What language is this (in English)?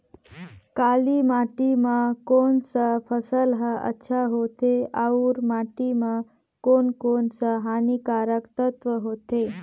Chhattisgarhi